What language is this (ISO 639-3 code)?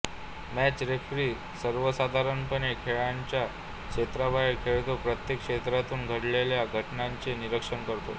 mar